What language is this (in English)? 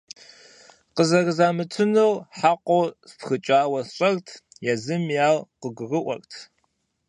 Kabardian